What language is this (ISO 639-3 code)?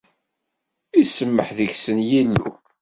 kab